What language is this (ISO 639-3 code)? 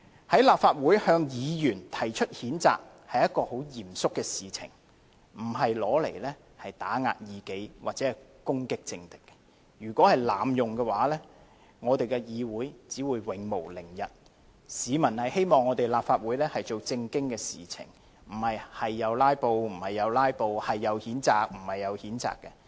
yue